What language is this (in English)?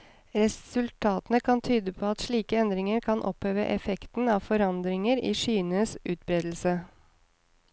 Norwegian